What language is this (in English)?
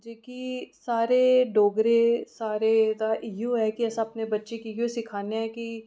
Dogri